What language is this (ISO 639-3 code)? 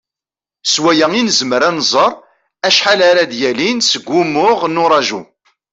kab